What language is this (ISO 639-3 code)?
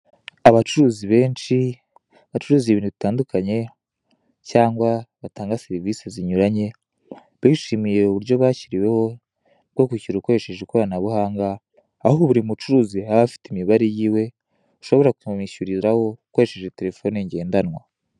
kin